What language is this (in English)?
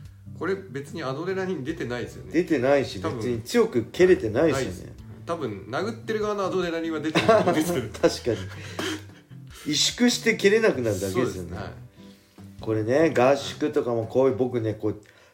Japanese